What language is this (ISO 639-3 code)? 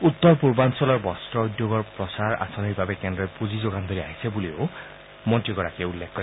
asm